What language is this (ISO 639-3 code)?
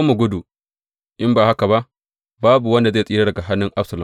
hau